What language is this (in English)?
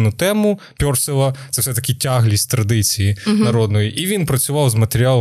Ukrainian